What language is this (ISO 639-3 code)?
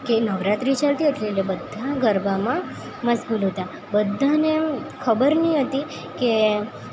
guj